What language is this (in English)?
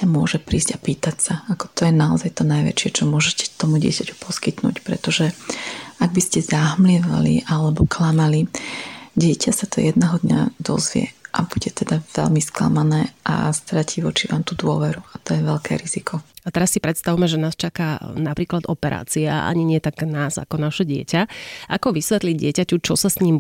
Slovak